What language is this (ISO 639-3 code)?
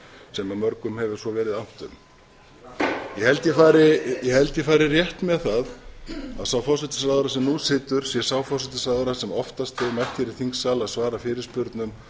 isl